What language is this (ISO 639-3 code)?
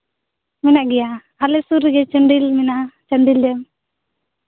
sat